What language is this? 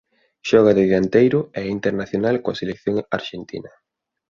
Galician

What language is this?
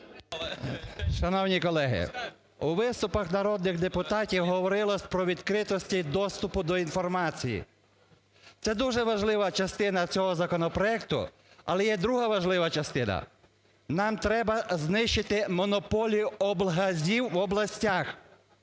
Ukrainian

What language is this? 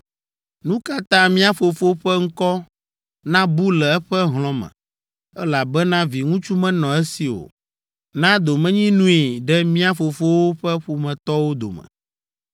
Ewe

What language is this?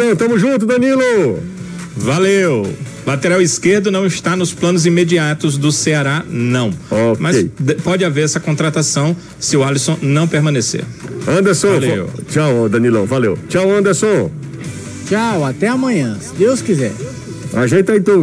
Portuguese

